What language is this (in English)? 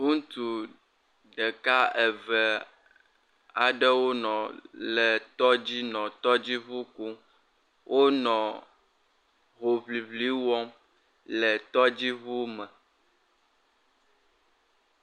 Ewe